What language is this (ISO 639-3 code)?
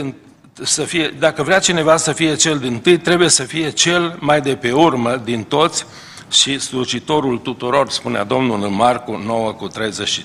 ron